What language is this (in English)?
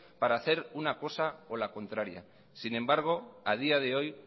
Spanish